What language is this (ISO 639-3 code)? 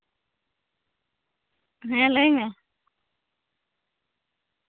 sat